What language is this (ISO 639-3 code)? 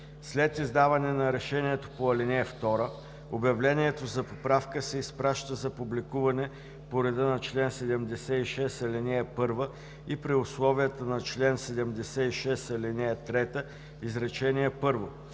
bul